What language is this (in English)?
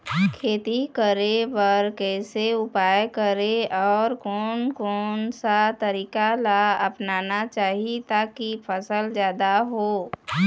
Chhattisgarhi